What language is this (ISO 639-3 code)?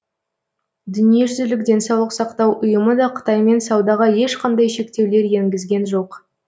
kaz